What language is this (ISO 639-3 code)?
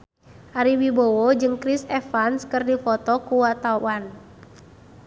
sun